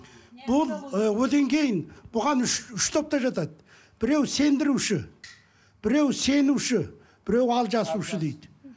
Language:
Kazakh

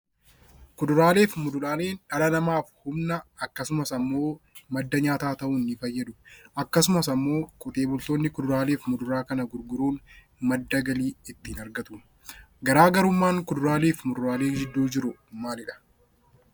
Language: Oromo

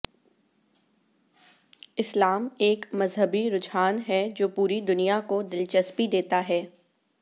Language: Urdu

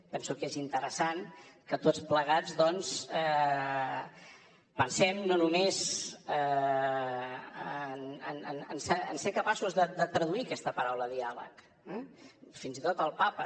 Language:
Catalan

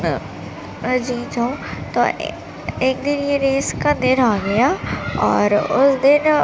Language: Urdu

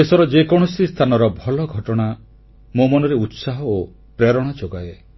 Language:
Odia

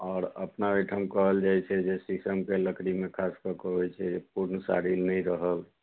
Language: Maithili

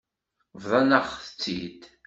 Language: Kabyle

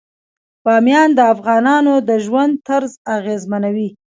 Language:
Pashto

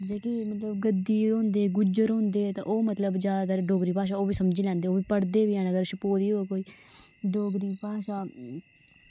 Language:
Dogri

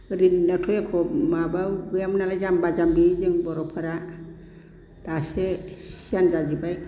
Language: Bodo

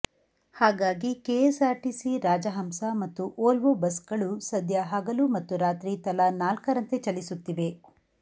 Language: Kannada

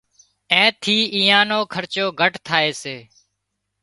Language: Wadiyara Koli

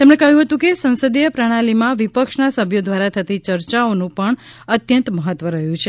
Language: Gujarati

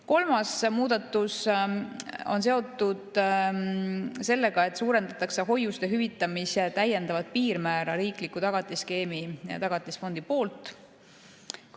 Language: Estonian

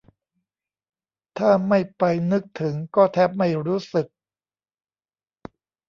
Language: Thai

